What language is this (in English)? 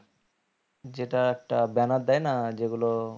Bangla